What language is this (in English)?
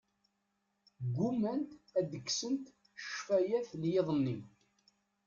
Kabyle